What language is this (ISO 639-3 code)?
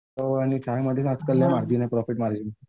mar